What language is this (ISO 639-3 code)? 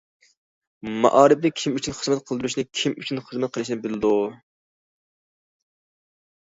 uig